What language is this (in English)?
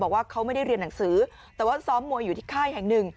Thai